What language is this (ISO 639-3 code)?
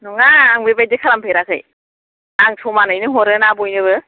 brx